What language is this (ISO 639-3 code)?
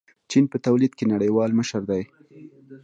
pus